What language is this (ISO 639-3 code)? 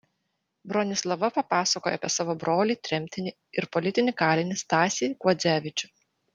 lit